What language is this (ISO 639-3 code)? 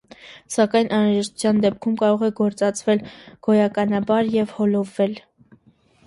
hye